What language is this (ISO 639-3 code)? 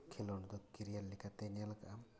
sat